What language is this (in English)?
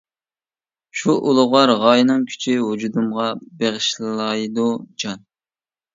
Uyghur